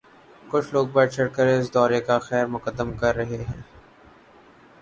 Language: Urdu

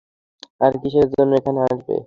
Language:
Bangla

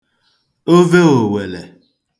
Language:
Igbo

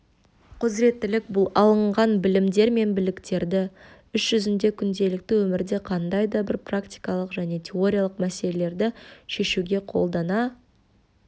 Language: Kazakh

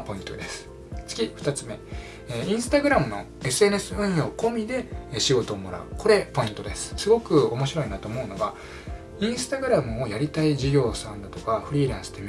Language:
Japanese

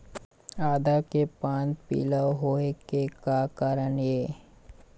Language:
Chhattisgarhi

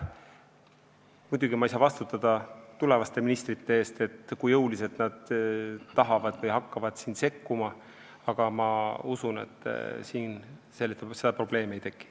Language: Estonian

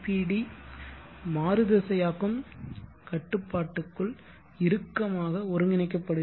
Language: Tamil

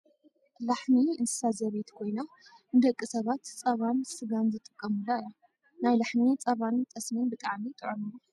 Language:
Tigrinya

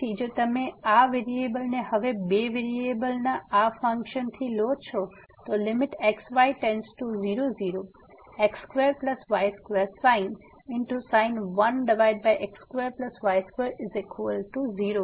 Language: Gujarati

